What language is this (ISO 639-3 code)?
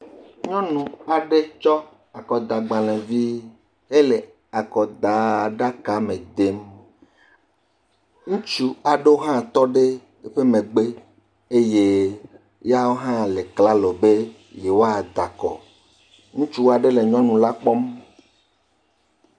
ewe